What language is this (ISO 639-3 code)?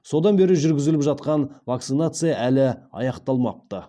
kaz